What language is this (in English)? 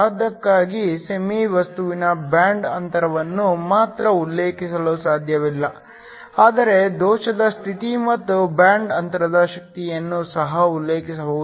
Kannada